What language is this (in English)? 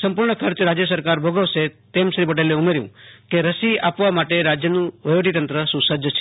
Gujarati